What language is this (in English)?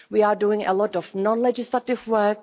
English